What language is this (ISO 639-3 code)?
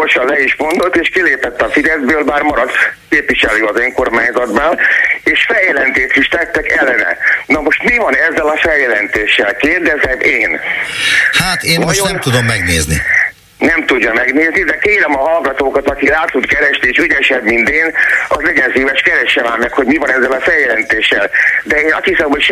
hun